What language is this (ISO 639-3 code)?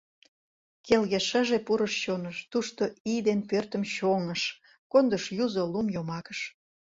chm